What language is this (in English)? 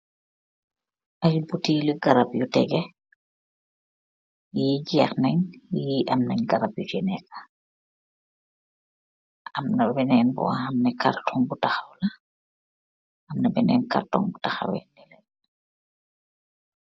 Wolof